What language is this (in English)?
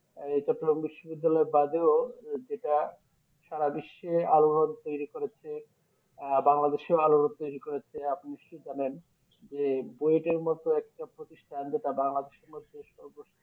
Bangla